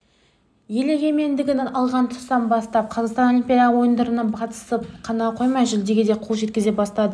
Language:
Kazakh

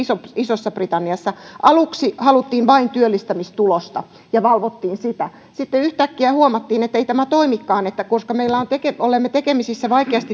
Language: Finnish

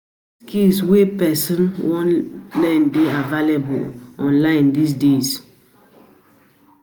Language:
Nigerian Pidgin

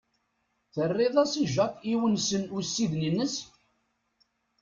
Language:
Kabyle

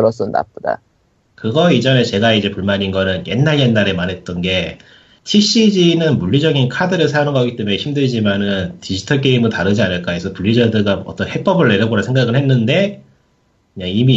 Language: Korean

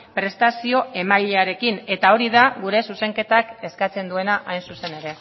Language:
Basque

